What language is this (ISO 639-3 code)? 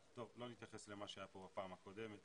heb